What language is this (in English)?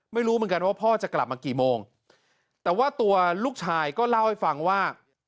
Thai